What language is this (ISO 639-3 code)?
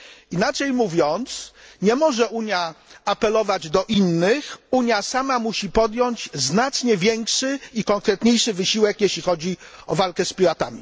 pol